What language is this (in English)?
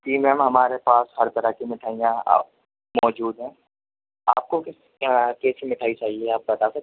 Urdu